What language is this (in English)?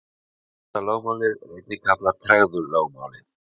Icelandic